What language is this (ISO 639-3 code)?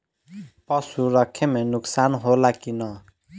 bho